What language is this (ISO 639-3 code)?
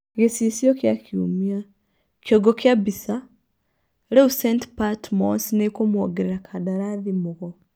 kik